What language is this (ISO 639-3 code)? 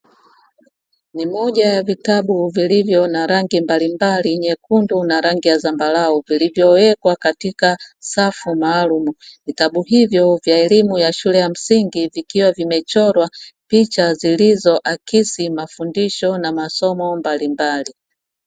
swa